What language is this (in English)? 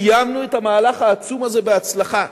Hebrew